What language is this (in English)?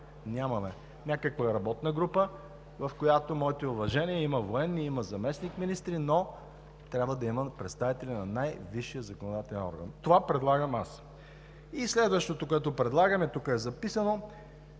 Bulgarian